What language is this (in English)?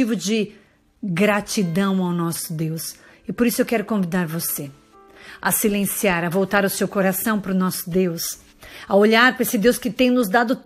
Portuguese